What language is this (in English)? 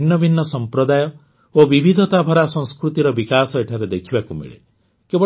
Odia